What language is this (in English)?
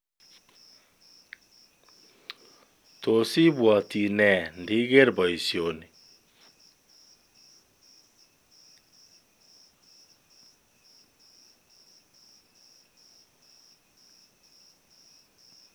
Kalenjin